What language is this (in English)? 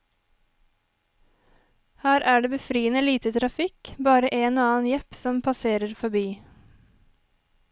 Norwegian